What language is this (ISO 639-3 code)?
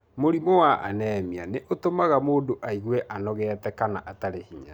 kik